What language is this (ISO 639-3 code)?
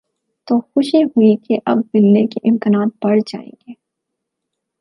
urd